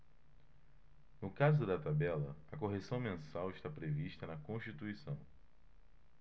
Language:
Portuguese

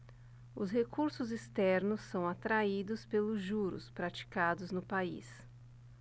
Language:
Portuguese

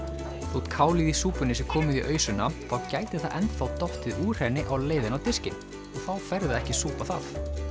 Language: Icelandic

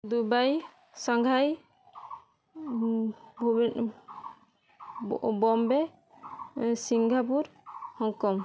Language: Odia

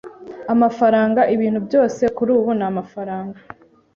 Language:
Kinyarwanda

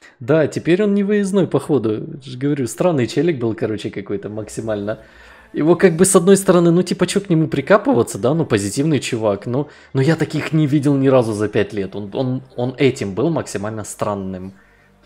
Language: Russian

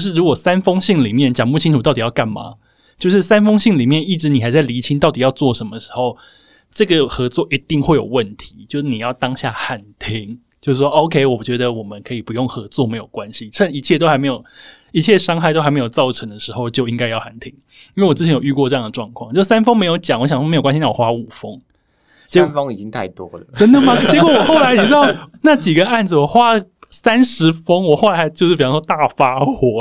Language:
Chinese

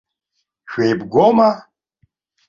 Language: Abkhazian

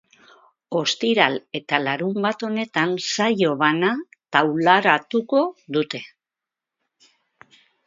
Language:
Basque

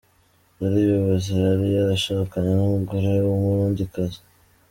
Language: Kinyarwanda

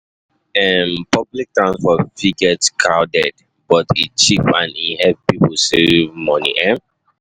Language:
Nigerian Pidgin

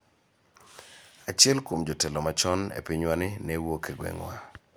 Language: Luo (Kenya and Tanzania)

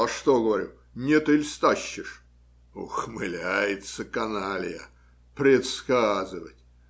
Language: Russian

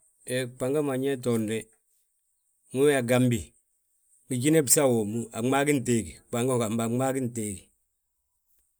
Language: Balanta-Ganja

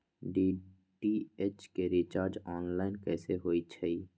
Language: Magahi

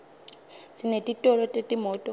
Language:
Swati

